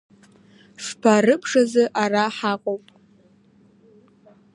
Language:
Abkhazian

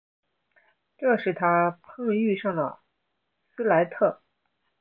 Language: Chinese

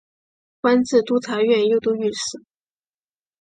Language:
Chinese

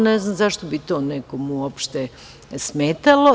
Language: Serbian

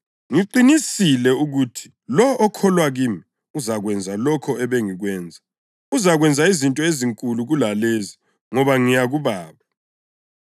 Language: North Ndebele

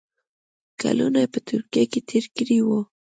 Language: Pashto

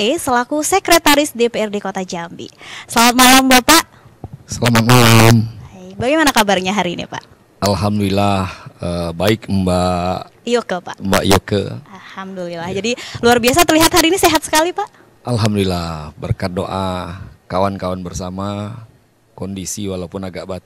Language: Indonesian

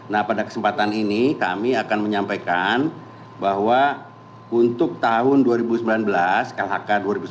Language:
Indonesian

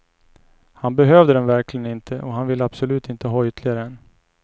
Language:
Swedish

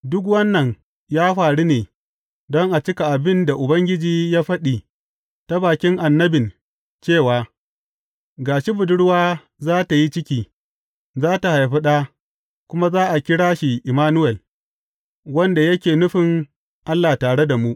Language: Hausa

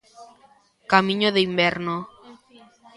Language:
Galician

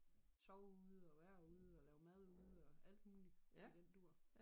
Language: Danish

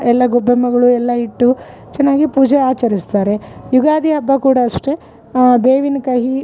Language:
Kannada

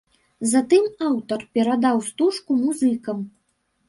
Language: Belarusian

